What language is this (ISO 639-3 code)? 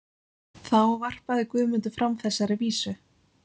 isl